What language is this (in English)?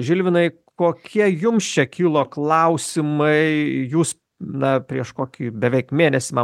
Lithuanian